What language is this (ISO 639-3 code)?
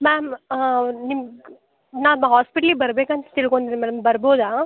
kan